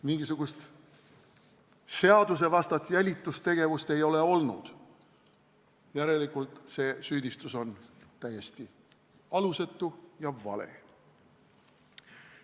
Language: Estonian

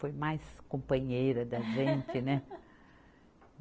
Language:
Portuguese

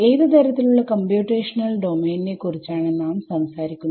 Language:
Malayalam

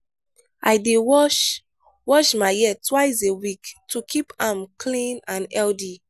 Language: Nigerian Pidgin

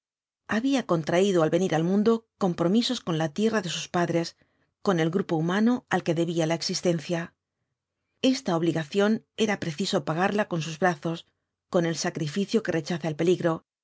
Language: Spanish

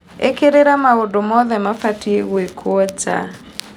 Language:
Kikuyu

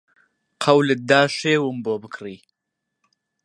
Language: Central Kurdish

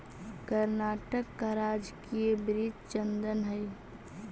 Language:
Magahi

